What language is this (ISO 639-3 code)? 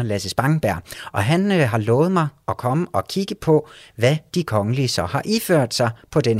dan